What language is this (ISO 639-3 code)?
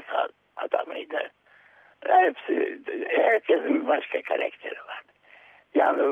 tur